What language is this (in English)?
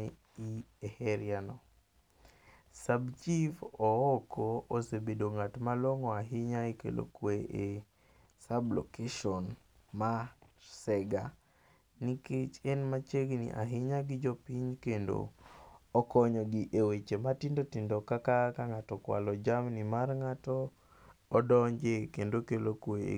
Luo (Kenya and Tanzania)